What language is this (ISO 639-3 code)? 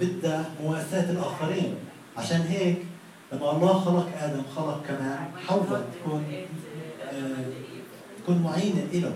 ara